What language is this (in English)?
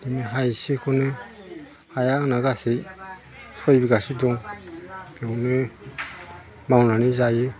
Bodo